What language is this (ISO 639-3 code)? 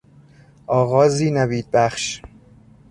fas